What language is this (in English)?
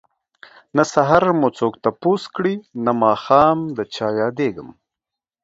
Pashto